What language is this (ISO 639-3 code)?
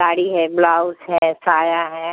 hin